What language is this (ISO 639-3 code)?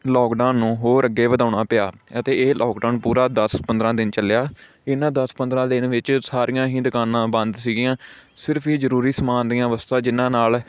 pan